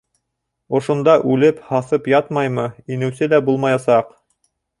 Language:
Bashkir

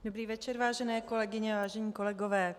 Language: Czech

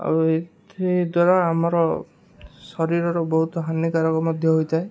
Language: Odia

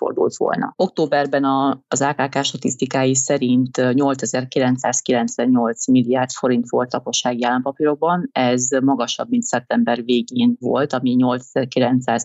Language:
Hungarian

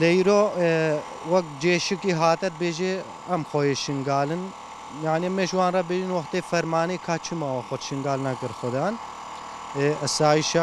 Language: Turkish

